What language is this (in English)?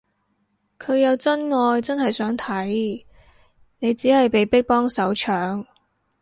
Cantonese